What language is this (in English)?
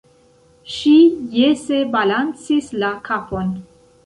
Esperanto